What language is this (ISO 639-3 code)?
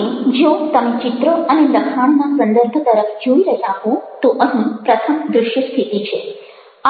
guj